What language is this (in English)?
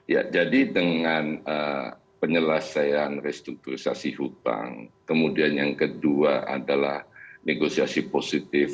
Indonesian